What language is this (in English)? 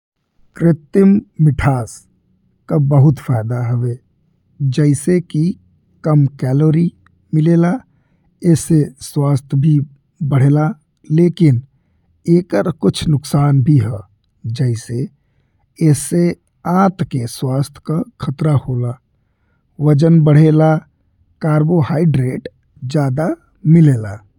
Bhojpuri